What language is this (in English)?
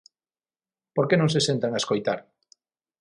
Galician